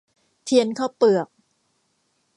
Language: Thai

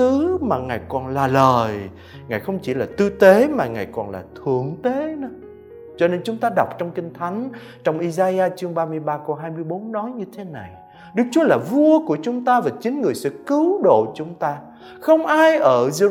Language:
Vietnamese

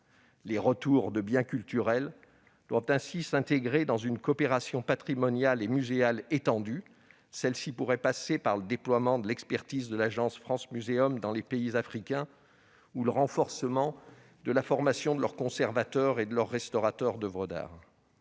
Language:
French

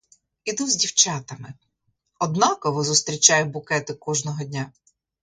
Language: Ukrainian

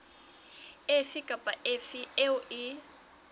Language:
Southern Sotho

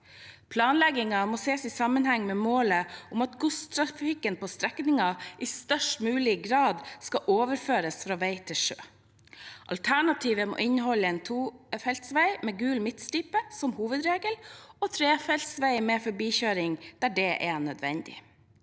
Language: Norwegian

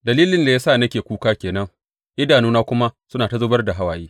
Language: Hausa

